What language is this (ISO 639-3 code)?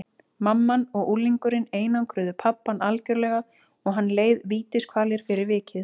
isl